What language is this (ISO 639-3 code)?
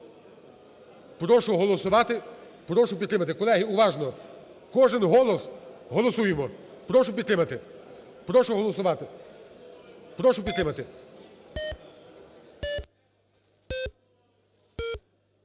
ukr